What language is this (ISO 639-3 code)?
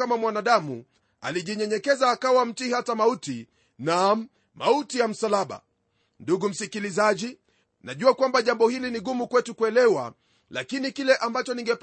swa